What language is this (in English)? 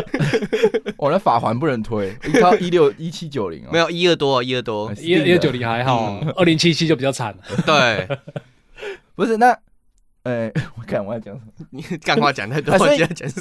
Chinese